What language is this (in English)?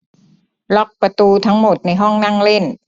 Thai